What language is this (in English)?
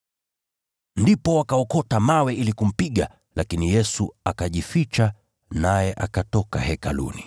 Swahili